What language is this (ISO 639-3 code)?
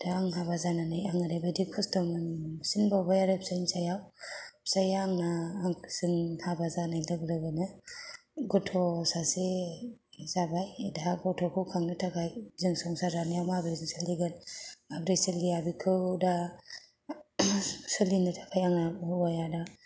brx